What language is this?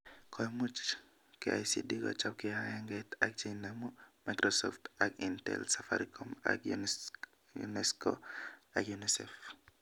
Kalenjin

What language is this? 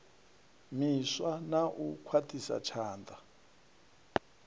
Venda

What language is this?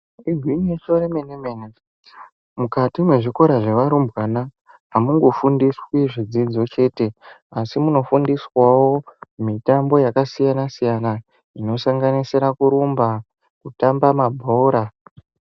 Ndau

